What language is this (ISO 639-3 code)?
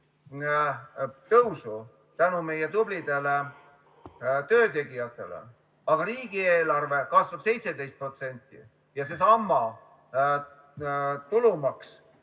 est